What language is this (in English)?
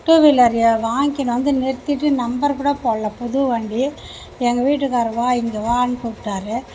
Tamil